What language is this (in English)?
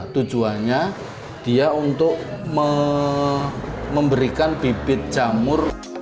Indonesian